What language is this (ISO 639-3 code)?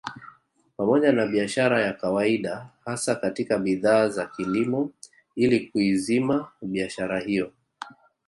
swa